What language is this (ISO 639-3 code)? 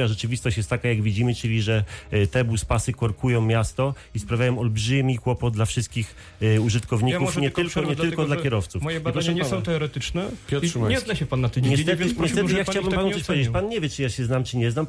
pol